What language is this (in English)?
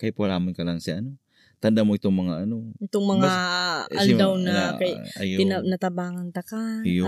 Filipino